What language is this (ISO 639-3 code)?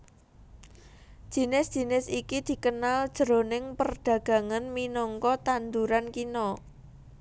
jav